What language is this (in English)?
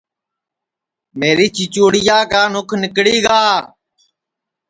Sansi